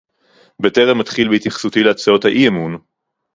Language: Hebrew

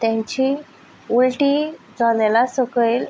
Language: Konkani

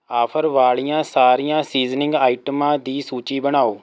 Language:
Punjabi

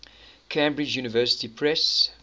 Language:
English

